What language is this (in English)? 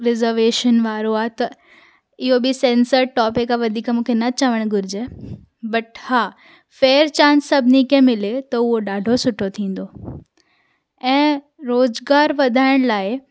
Sindhi